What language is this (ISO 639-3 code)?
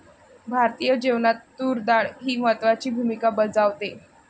mar